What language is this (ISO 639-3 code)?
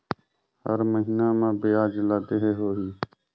hne